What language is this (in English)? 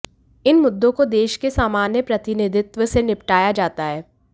Hindi